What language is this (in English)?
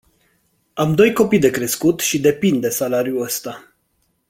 Romanian